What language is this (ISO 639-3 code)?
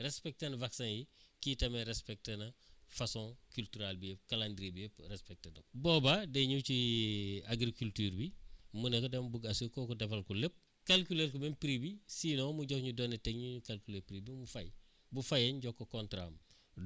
wol